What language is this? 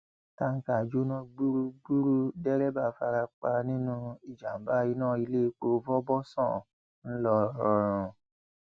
Yoruba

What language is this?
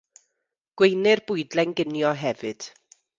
Welsh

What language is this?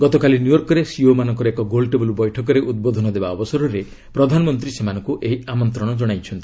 Odia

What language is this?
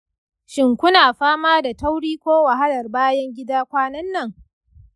Hausa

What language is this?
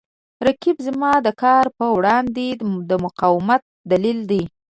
Pashto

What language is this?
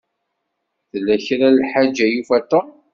Kabyle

